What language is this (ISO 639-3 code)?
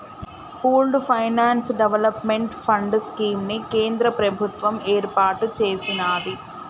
tel